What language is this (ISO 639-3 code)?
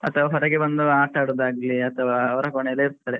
kan